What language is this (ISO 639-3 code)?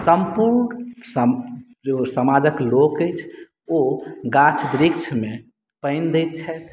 mai